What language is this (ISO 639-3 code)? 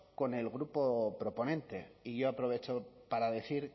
spa